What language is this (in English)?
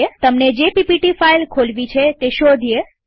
Gujarati